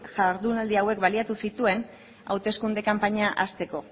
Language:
Basque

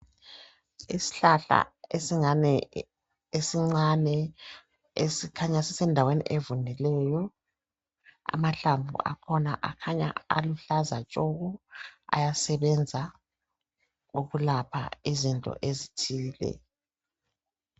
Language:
North Ndebele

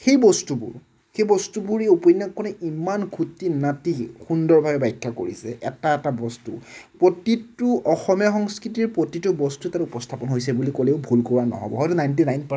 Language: Assamese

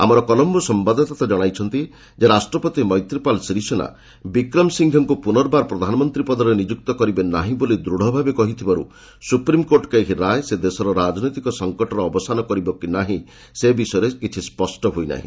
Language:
Odia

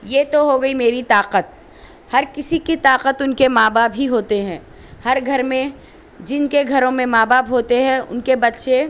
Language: Urdu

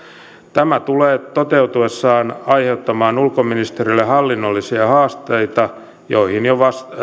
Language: Finnish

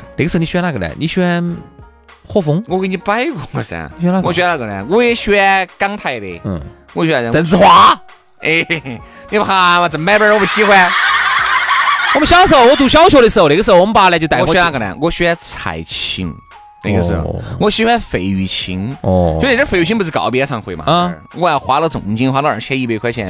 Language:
Chinese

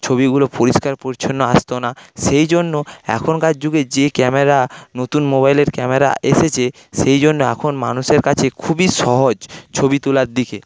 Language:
Bangla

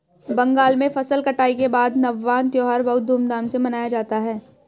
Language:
Hindi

